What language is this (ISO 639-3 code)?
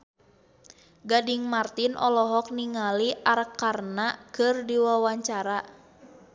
sun